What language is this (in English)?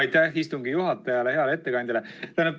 Estonian